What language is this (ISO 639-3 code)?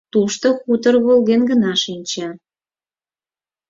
chm